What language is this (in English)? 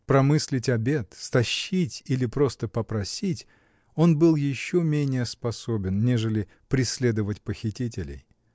Russian